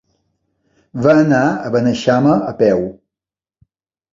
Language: Catalan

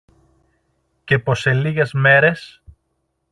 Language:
Greek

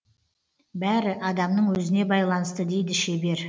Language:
Kazakh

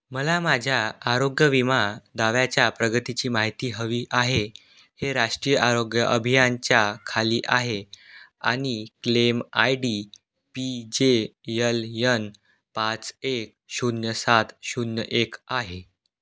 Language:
Marathi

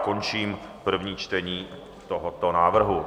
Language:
Czech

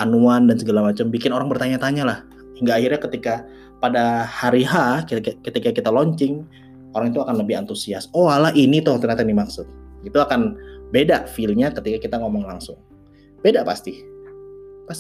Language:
Indonesian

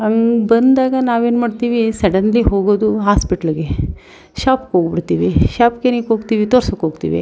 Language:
Kannada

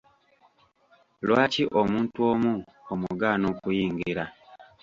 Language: Ganda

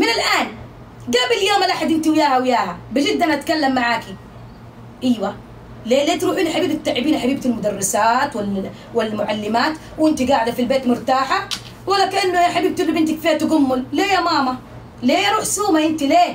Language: Arabic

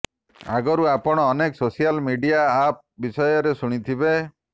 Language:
Odia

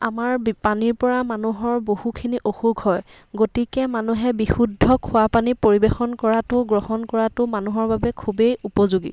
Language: Assamese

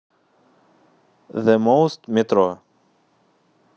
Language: Russian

